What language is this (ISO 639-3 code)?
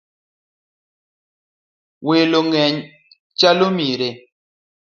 luo